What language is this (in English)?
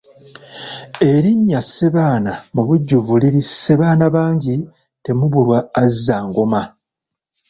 Ganda